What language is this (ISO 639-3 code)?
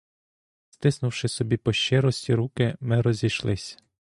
ukr